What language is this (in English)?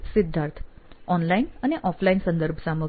Gujarati